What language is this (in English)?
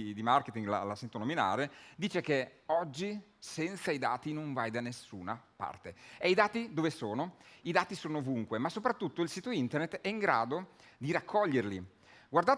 Italian